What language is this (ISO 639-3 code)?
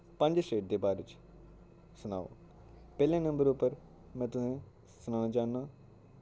doi